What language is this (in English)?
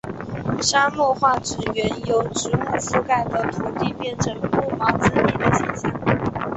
Chinese